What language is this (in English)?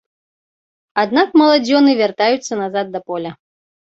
Belarusian